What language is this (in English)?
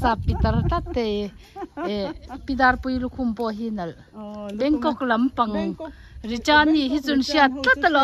Thai